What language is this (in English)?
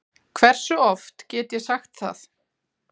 Icelandic